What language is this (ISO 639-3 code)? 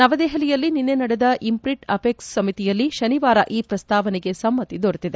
kan